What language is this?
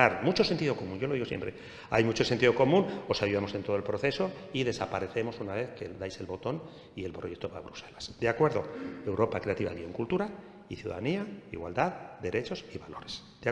Spanish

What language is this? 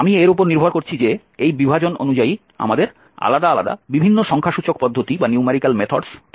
Bangla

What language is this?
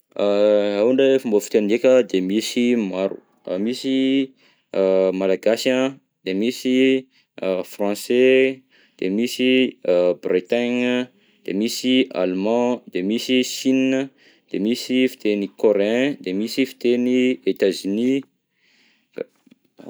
Southern Betsimisaraka Malagasy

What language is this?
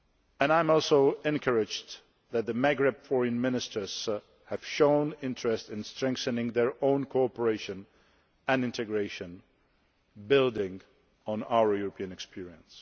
English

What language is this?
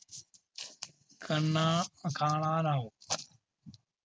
Malayalam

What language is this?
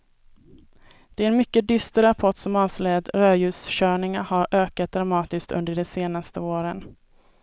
Swedish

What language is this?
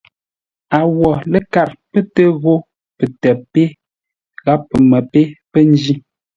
Ngombale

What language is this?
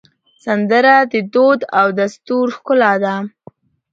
Pashto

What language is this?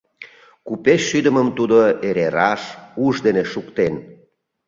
Mari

